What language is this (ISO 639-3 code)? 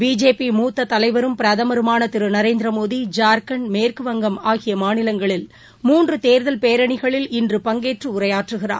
tam